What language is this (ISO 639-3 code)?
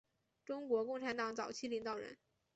zho